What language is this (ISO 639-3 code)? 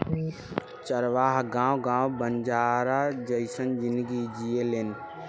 bho